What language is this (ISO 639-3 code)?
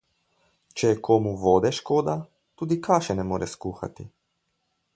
slv